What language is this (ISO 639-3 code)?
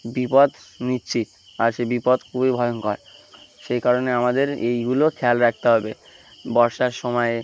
ben